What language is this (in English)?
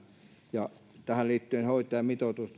Finnish